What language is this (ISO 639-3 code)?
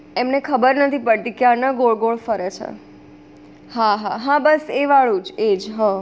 guj